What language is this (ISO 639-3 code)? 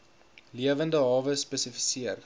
afr